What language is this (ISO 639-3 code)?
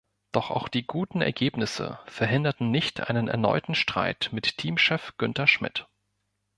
deu